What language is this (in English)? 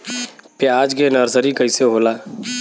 Bhojpuri